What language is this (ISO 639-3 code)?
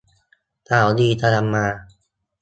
tha